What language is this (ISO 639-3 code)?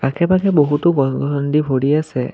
asm